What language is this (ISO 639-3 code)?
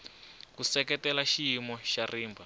tso